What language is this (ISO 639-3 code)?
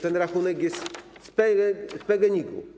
pol